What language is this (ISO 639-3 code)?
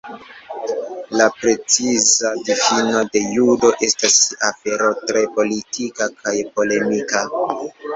epo